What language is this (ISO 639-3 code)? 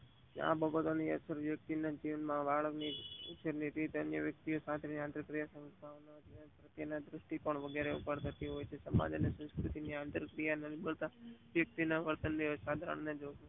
guj